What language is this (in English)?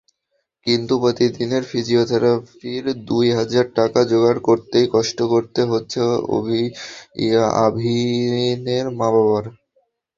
Bangla